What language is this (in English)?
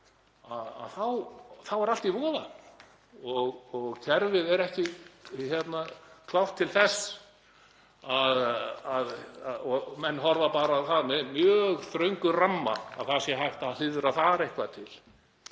Icelandic